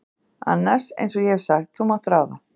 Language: Icelandic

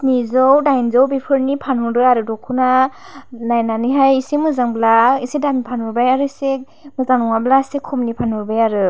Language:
Bodo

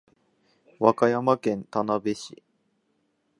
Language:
Japanese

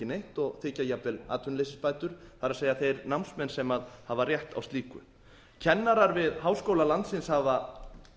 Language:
Icelandic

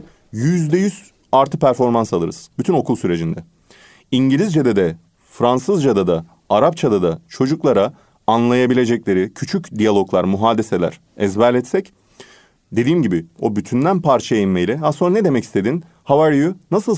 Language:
Turkish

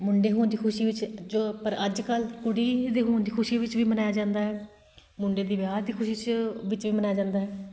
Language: Punjabi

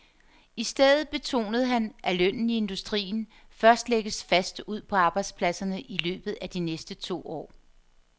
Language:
Danish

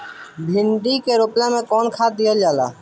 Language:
Bhojpuri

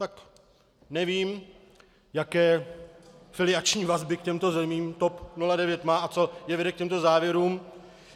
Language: Czech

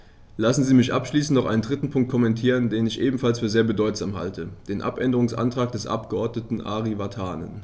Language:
German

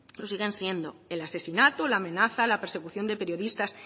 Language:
Spanish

